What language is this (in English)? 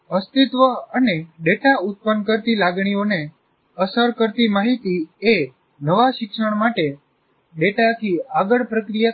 Gujarati